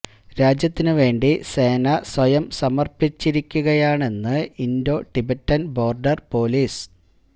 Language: Malayalam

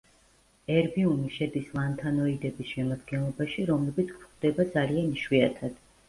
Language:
Georgian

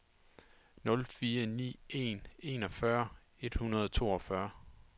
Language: Danish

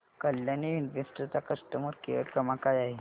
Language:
Marathi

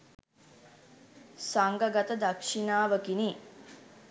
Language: Sinhala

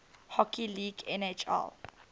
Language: English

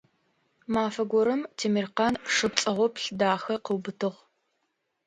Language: Adyghe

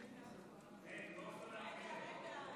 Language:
Hebrew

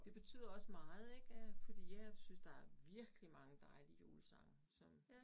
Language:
Danish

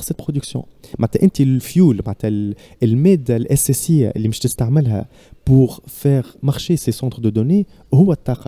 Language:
Arabic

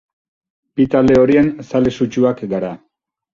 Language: Basque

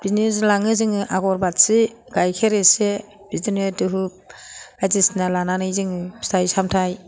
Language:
Bodo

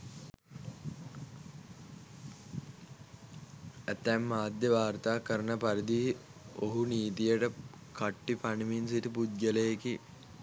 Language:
Sinhala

